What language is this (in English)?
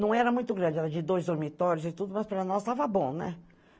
Portuguese